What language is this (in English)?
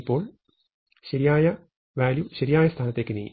Malayalam